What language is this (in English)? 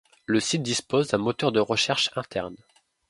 French